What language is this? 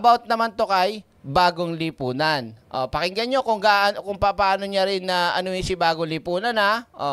Filipino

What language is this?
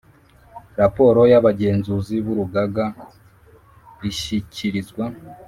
Kinyarwanda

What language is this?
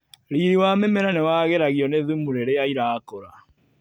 Kikuyu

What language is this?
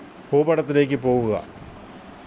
Malayalam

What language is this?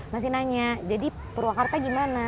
Indonesian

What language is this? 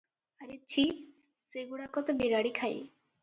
Odia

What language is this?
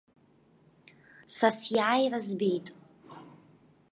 Abkhazian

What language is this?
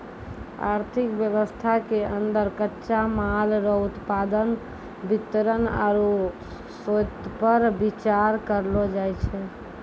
Maithili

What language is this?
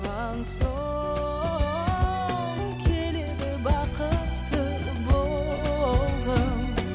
Kazakh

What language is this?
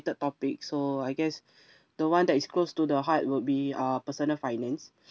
English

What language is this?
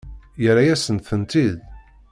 Kabyle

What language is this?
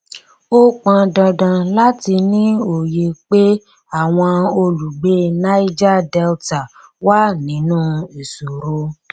Yoruba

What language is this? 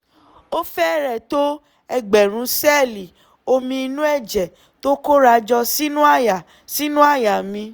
Yoruba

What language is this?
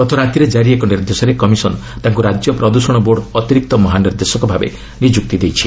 Odia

